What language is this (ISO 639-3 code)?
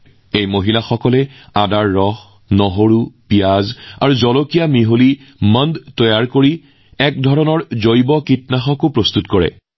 asm